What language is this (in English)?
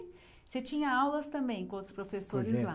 Portuguese